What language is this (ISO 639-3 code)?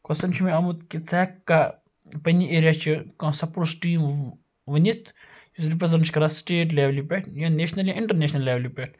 kas